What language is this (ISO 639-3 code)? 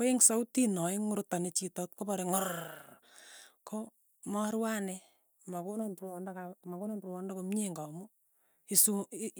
tuy